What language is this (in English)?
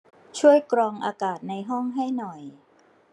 Thai